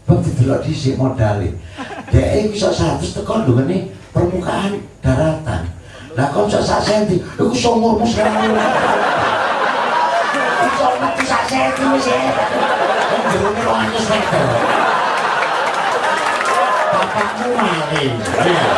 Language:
Indonesian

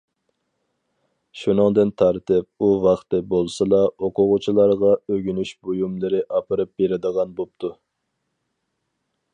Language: Uyghur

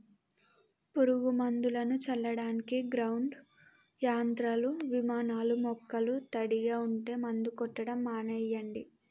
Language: Telugu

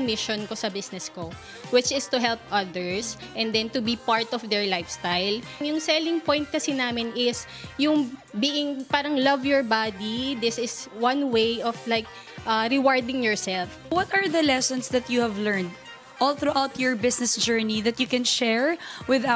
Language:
Filipino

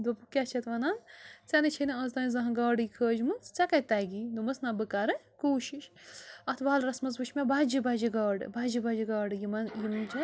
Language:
Kashmiri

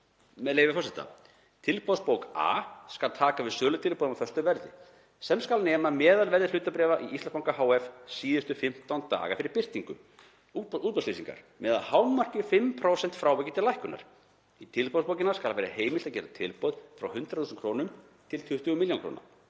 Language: Icelandic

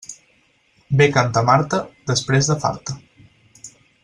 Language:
Catalan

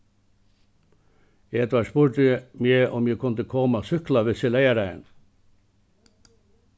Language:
Faroese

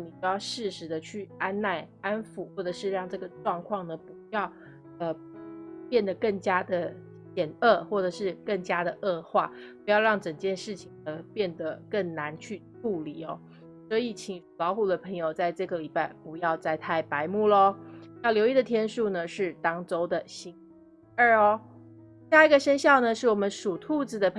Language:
Chinese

